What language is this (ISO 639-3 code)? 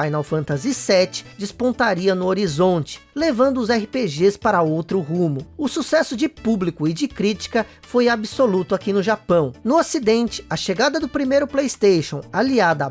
por